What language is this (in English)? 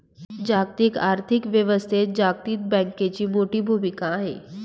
Marathi